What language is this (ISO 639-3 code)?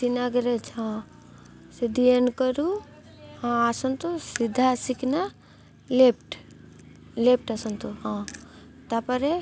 ori